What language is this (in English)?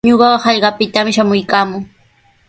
Sihuas Ancash Quechua